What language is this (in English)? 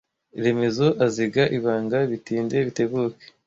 Kinyarwanda